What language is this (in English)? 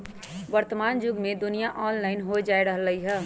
Magahi